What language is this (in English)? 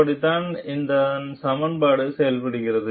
Tamil